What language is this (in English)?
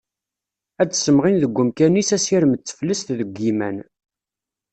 Kabyle